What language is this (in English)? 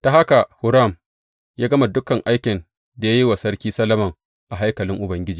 Hausa